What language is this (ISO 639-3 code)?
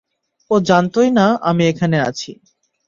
ben